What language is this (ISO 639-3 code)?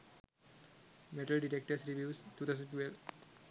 sin